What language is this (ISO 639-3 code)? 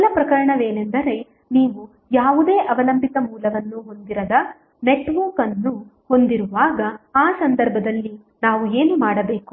kan